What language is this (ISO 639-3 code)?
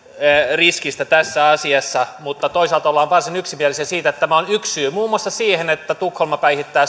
fin